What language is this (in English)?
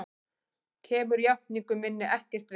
Icelandic